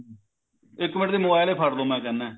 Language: Punjabi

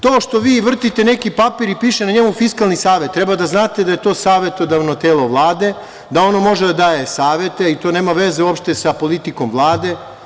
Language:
Serbian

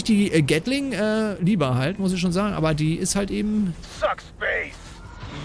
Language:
German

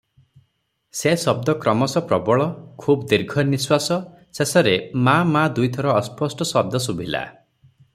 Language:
Odia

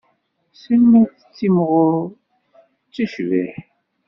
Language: Kabyle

